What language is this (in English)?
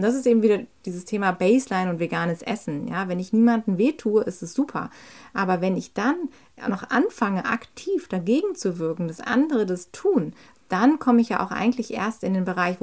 German